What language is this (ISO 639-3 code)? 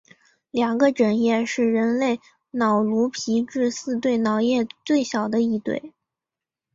zho